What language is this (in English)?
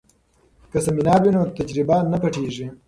Pashto